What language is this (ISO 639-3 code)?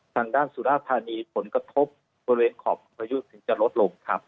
tha